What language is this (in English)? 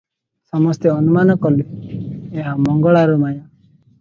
Odia